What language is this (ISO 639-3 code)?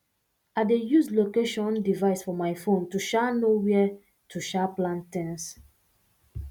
pcm